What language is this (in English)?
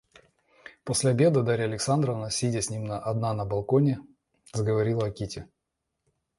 Russian